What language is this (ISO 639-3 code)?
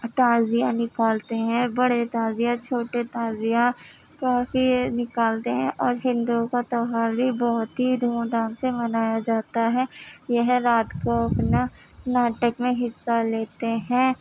urd